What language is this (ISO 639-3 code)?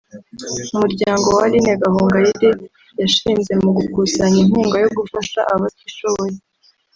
kin